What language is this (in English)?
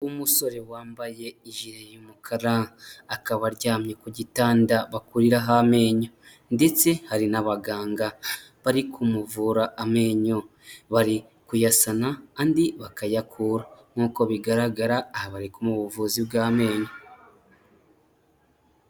Kinyarwanda